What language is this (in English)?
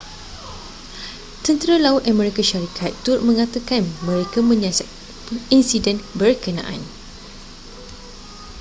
Malay